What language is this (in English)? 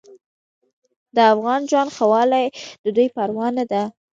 Pashto